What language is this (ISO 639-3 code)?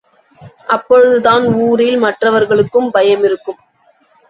tam